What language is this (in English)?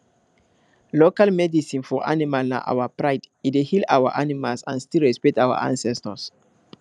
Nigerian Pidgin